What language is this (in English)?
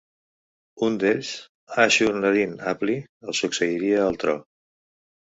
Catalan